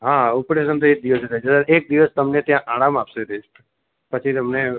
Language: Gujarati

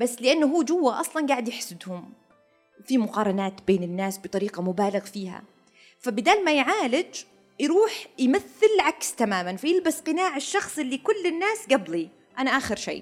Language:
Arabic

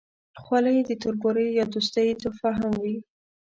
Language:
Pashto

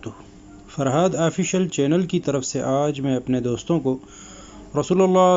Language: Urdu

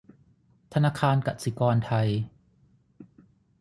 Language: Thai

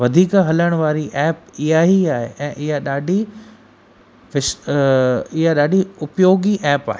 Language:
Sindhi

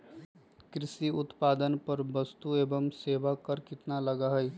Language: Magahi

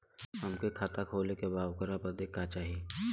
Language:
Bhojpuri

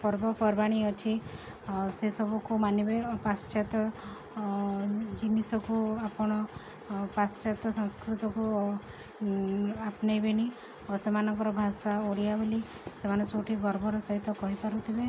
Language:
Odia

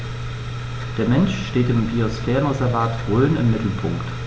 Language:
German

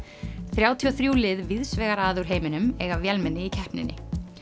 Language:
Icelandic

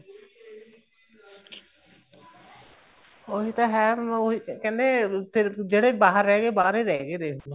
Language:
Punjabi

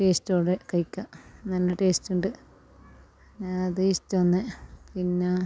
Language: Malayalam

